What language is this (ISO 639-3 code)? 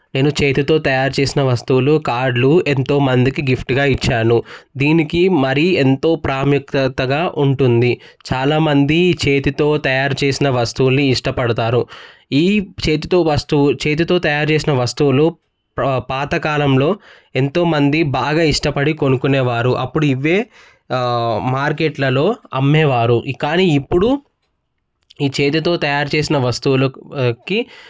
tel